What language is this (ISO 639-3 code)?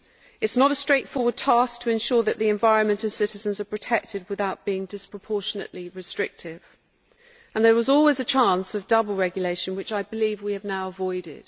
eng